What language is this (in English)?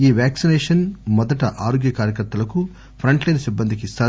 Telugu